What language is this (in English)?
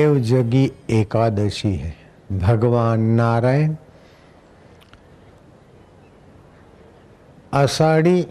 Hindi